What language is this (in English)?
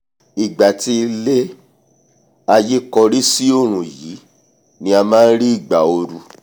Yoruba